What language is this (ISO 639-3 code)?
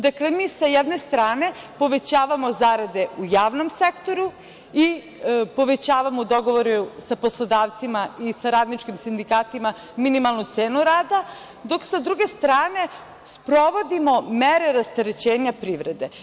srp